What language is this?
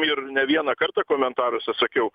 Lithuanian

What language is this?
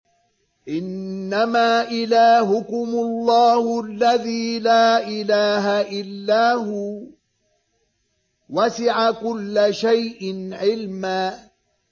Arabic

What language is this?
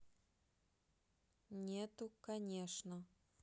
Russian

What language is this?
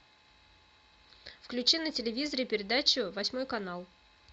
Russian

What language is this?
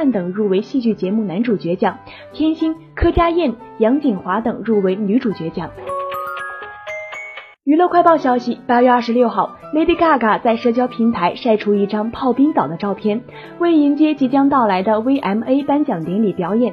Chinese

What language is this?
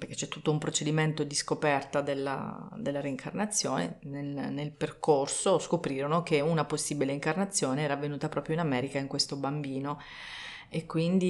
Italian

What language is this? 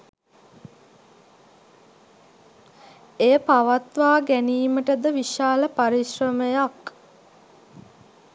Sinhala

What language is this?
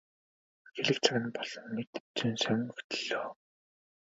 Mongolian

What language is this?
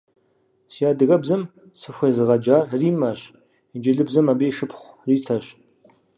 Kabardian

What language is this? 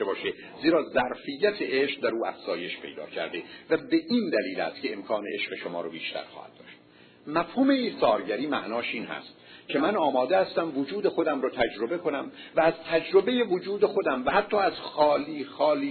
Persian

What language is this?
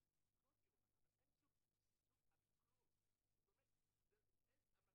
Hebrew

